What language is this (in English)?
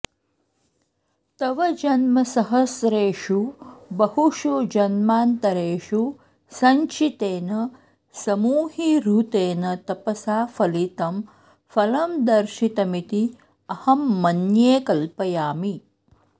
Sanskrit